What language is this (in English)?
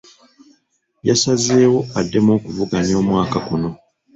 Ganda